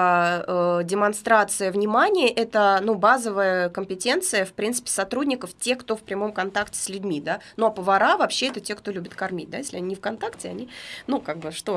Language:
Russian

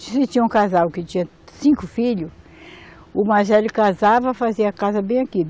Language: Portuguese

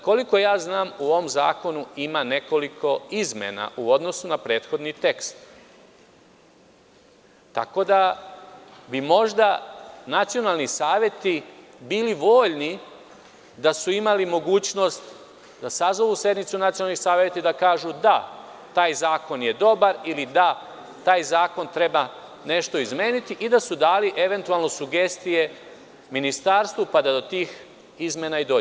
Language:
Serbian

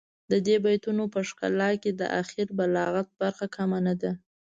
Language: Pashto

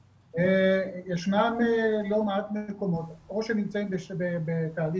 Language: Hebrew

